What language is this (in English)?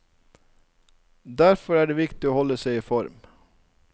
Norwegian